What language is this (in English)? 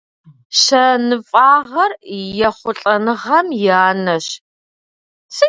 Kabardian